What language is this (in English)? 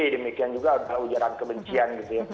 Indonesian